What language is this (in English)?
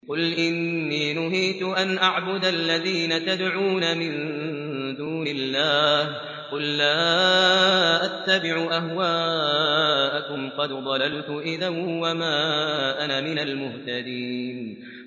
Arabic